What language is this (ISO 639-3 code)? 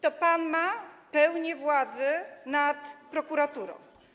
pol